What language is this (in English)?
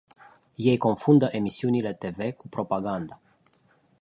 Romanian